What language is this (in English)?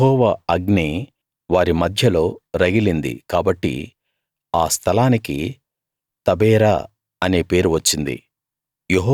Telugu